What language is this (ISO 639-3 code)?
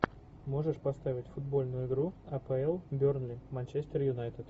rus